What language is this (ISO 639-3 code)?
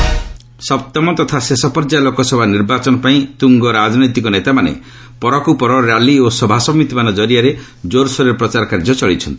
ori